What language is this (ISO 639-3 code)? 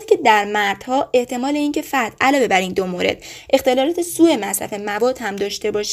fas